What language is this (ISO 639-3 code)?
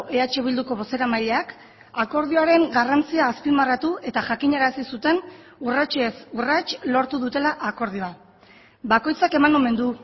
eus